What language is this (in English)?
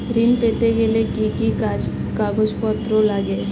Bangla